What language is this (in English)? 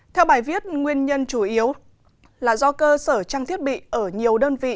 Vietnamese